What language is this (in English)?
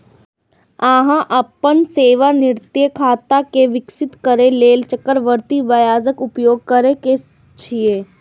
Maithili